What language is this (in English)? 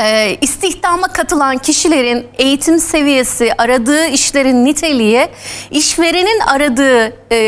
Turkish